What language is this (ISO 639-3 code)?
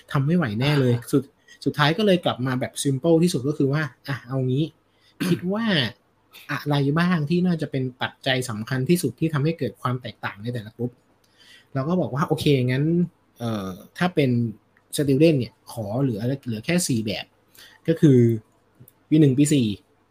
tha